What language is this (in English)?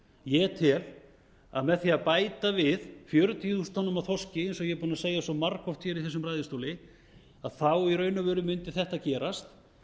Icelandic